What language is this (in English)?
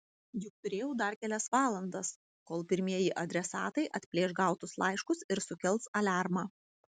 Lithuanian